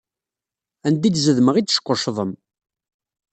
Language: Kabyle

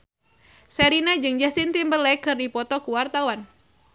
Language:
Sundanese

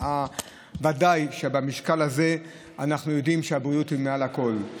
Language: Hebrew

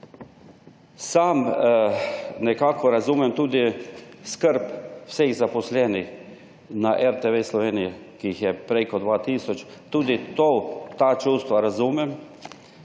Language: Slovenian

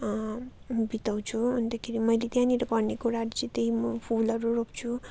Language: Nepali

